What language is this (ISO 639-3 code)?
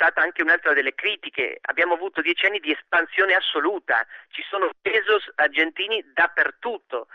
ita